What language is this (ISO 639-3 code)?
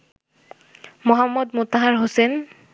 ben